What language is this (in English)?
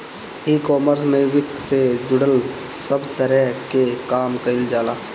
Bhojpuri